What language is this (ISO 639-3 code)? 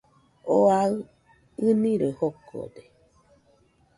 hux